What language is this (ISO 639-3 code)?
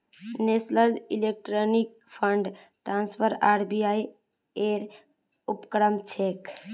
mag